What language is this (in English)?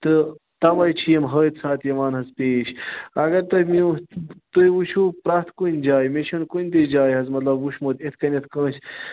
Kashmiri